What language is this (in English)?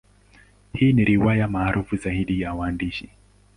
Swahili